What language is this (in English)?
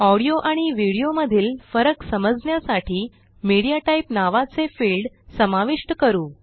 Marathi